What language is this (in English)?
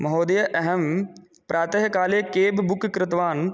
Sanskrit